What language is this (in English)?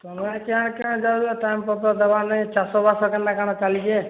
Odia